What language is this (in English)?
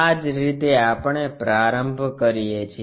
Gujarati